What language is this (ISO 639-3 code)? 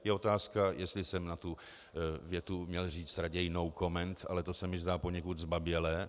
ces